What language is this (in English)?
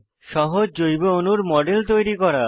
Bangla